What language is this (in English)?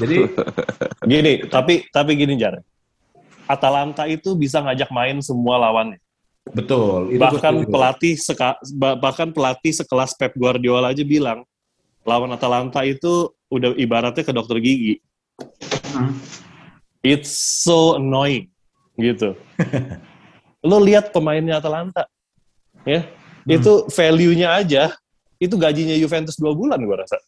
Indonesian